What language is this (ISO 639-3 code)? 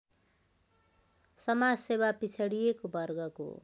nep